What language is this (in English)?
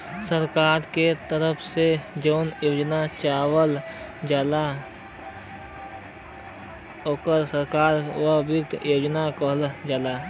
Bhojpuri